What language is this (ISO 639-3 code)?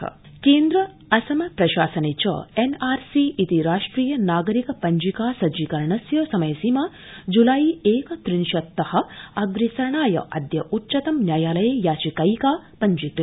san